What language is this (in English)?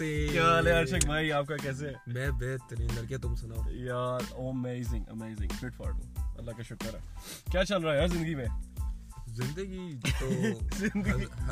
Urdu